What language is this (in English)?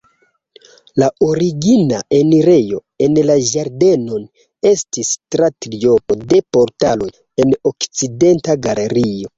Esperanto